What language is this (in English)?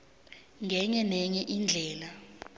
South Ndebele